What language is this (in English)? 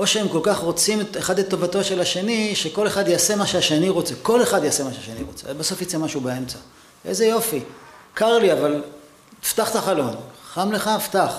Hebrew